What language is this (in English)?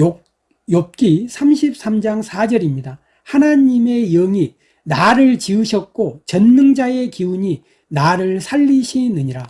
Korean